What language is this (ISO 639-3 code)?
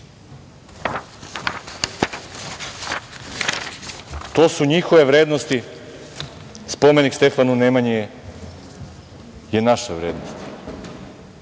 srp